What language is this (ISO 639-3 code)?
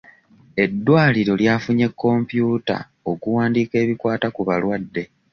lug